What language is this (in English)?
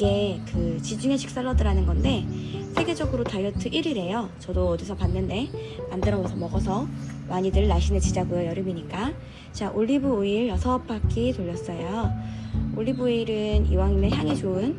Korean